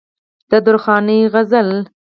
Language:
Pashto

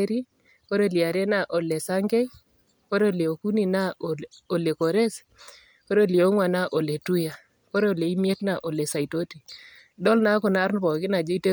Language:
Masai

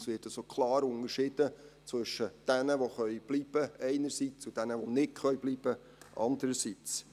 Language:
Swiss German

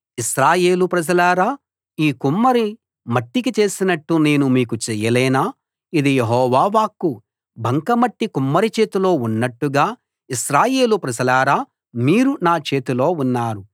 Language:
Telugu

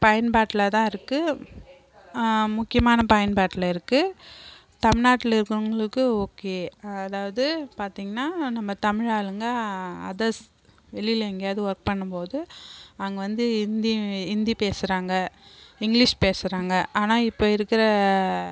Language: Tamil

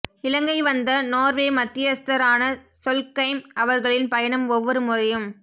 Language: Tamil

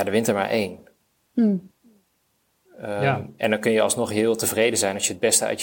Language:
Dutch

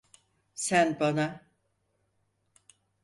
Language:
Turkish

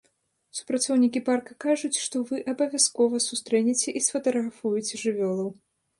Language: Belarusian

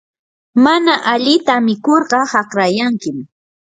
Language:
Yanahuanca Pasco Quechua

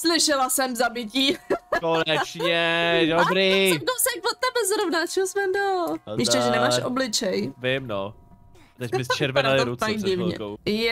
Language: Czech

